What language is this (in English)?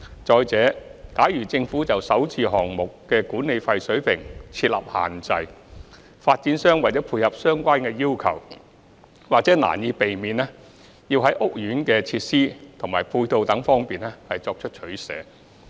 Cantonese